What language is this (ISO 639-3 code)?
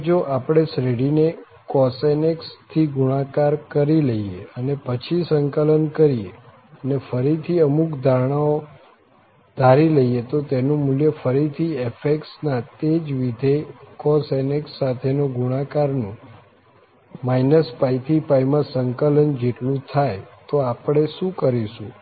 guj